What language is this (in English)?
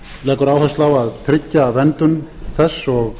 Icelandic